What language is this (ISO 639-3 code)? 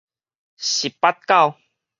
nan